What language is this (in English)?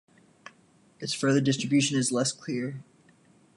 English